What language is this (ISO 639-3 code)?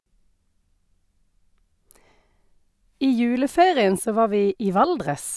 nor